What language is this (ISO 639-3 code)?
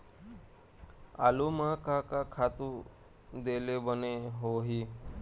hne